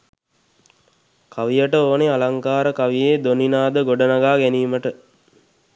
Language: Sinhala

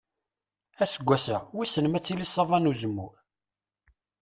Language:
Kabyle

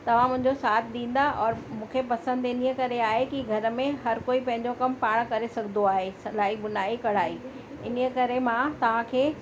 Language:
Sindhi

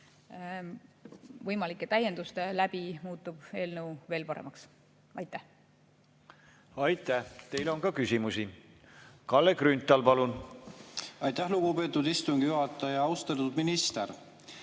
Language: Estonian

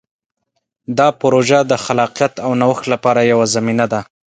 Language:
Pashto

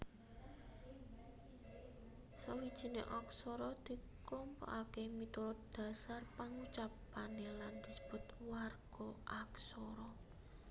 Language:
Javanese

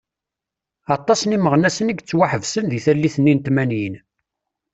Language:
Kabyle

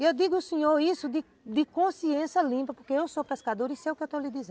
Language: Portuguese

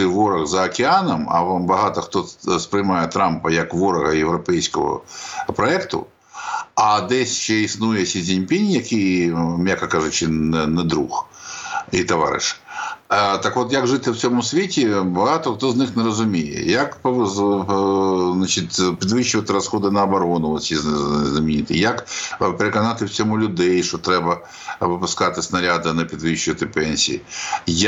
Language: Ukrainian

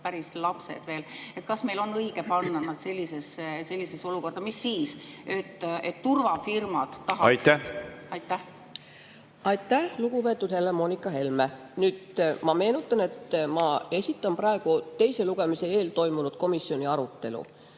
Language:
Estonian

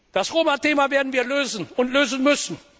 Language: German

